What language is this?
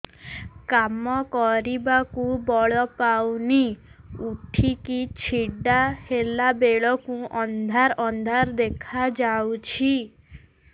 Odia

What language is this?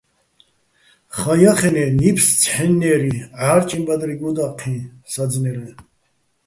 Bats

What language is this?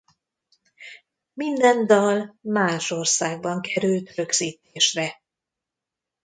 Hungarian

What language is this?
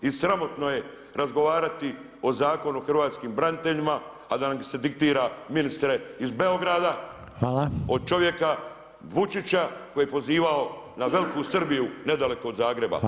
Croatian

